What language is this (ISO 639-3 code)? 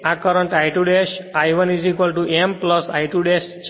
guj